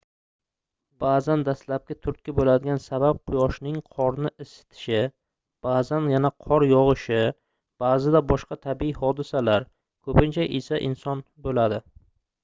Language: Uzbek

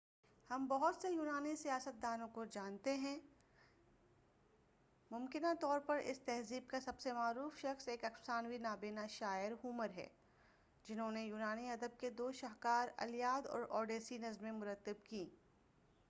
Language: Urdu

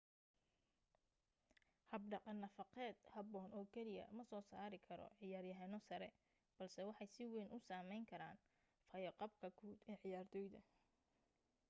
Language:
Somali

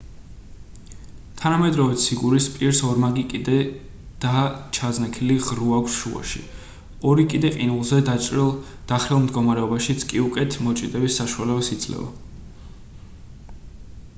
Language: Georgian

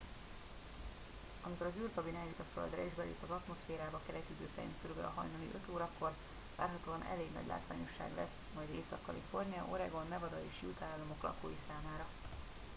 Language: Hungarian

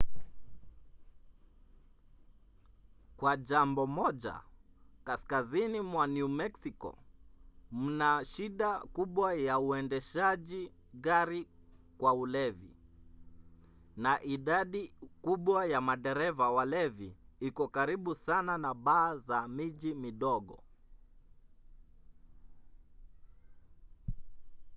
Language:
Swahili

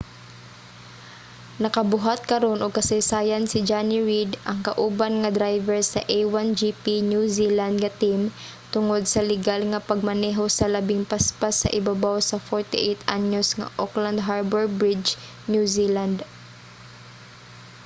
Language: Cebuano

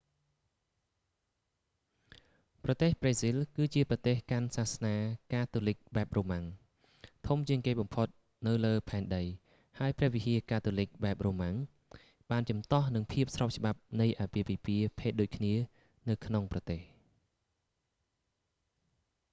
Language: Khmer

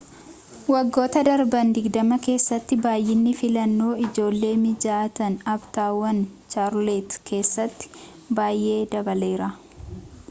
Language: Oromo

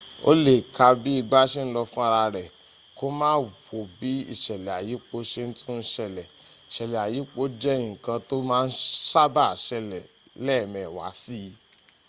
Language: Yoruba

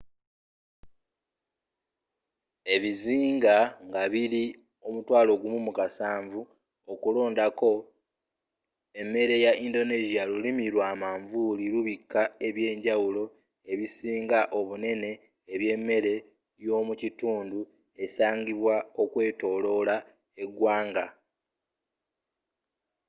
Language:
Ganda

